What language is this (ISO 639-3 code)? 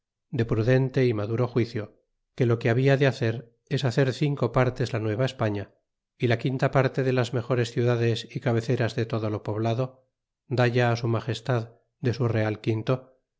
spa